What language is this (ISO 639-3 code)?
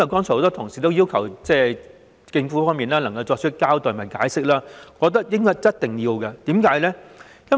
yue